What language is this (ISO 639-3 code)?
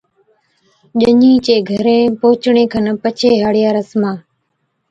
odk